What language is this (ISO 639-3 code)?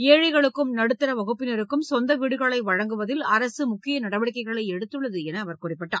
tam